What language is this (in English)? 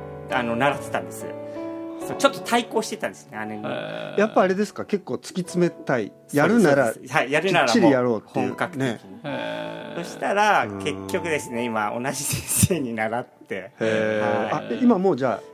Japanese